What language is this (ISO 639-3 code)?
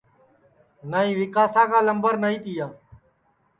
ssi